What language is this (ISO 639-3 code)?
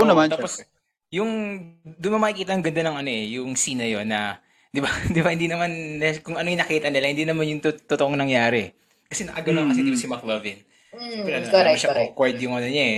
fil